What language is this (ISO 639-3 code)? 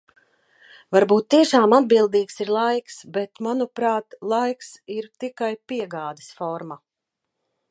lav